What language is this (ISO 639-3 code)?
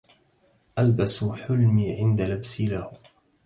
ara